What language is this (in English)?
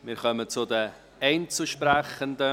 Swiss German